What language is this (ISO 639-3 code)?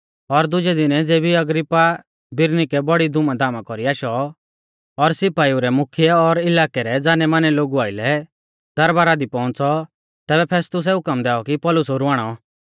bfz